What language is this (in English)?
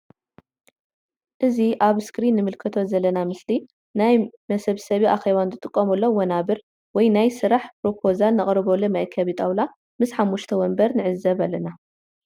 Tigrinya